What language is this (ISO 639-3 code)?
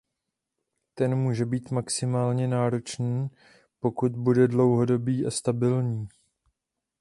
ces